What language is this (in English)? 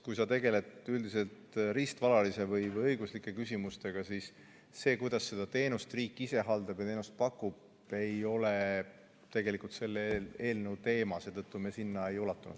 Estonian